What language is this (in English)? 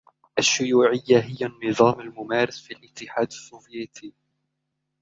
Arabic